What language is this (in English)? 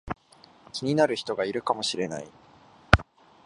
Japanese